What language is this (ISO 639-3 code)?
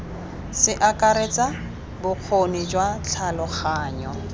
tsn